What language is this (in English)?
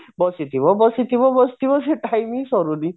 Odia